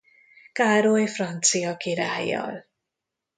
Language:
Hungarian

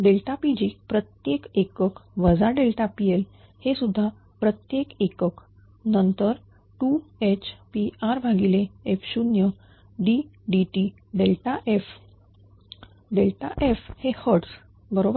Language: Marathi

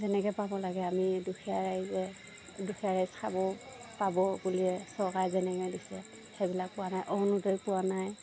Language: Assamese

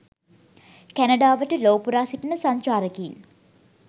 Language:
Sinhala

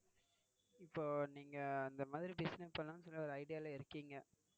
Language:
Tamil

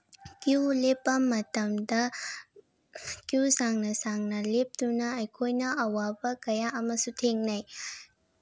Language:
Manipuri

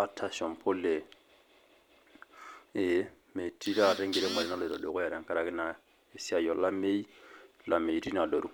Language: Masai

